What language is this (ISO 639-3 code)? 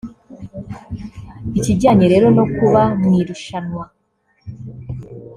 kin